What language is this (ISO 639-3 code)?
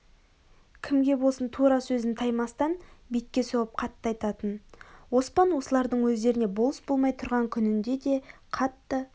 kaz